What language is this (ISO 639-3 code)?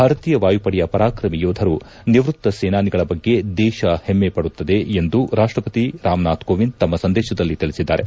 kan